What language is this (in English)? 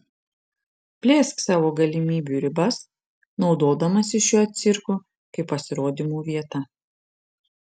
Lithuanian